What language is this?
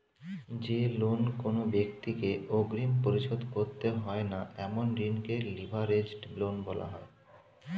Bangla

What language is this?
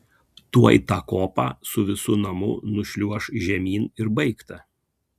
Lithuanian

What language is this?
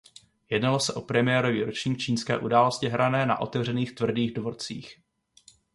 Czech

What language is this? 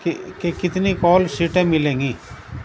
Urdu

